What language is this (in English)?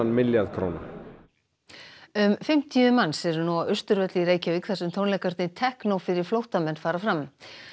Icelandic